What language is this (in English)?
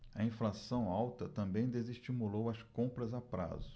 Portuguese